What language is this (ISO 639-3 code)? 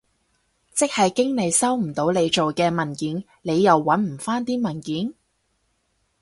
yue